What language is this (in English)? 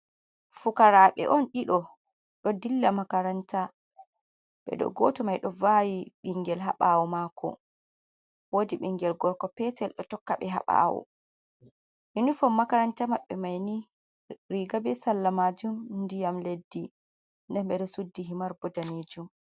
Fula